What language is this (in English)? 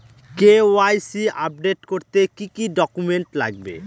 Bangla